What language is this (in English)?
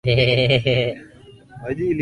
Swahili